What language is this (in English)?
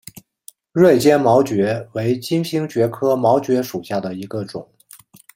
Chinese